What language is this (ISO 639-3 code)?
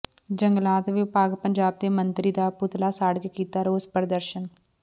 pan